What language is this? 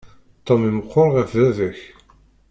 Kabyle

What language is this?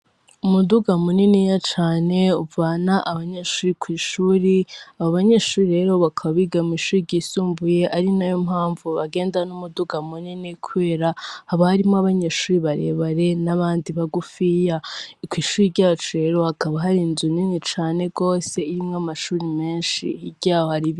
Rundi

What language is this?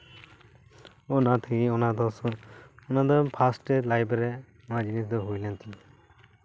Santali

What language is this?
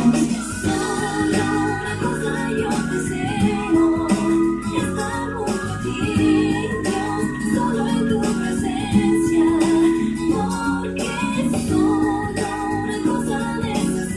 Korean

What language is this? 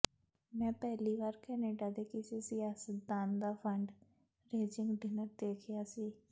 Punjabi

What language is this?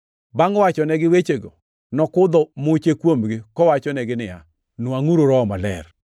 Luo (Kenya and Tanzania)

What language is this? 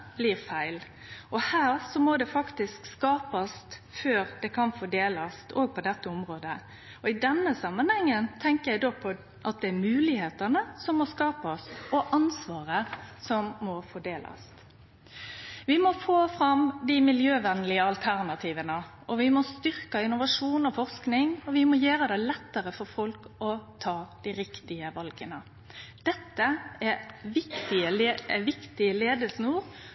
Norwegian Nynorsk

